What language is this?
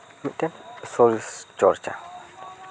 Santali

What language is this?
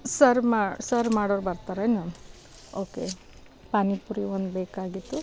Kannada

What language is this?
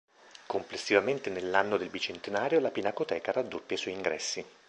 Italian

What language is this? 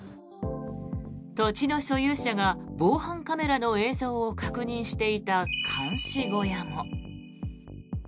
Japanese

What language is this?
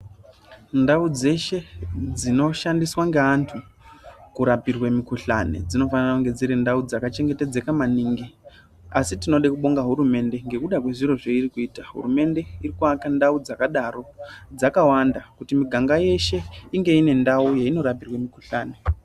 Ndau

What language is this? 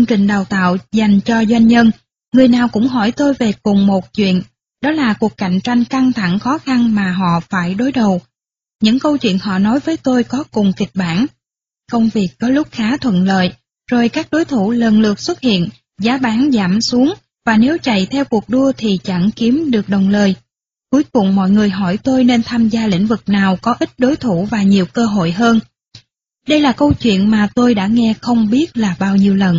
Vietnamese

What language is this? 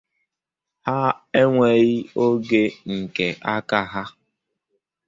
Igbo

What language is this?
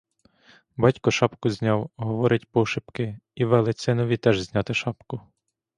Ukrainian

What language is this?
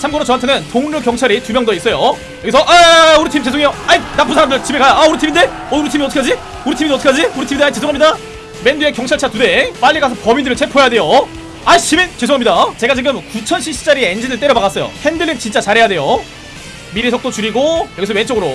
Korean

